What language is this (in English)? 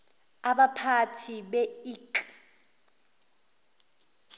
Zulu